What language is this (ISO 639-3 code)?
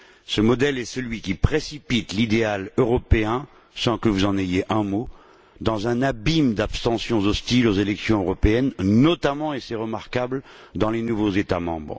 fra